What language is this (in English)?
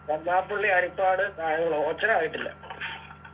Malayalam